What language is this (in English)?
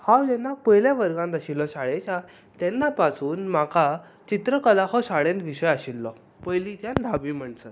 Konkani